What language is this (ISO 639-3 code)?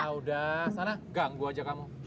ind